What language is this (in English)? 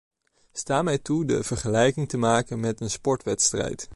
Dutch